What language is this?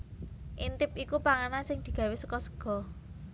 Javanese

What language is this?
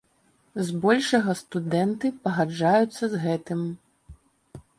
Belarusian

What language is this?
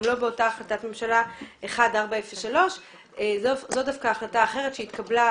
Hebrew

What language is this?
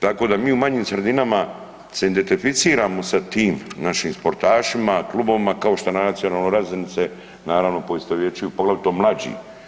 Croatian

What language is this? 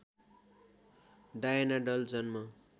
Nepali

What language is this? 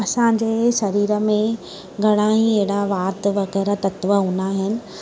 Sindhi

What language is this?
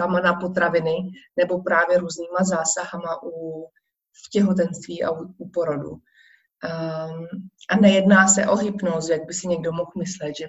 Czech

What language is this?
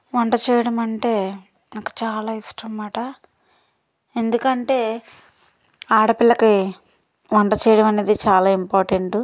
Telugu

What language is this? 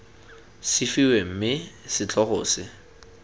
Tswana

